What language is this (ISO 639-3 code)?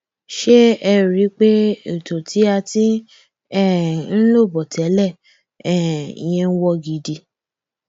yor